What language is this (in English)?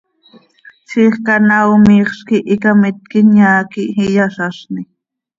Seri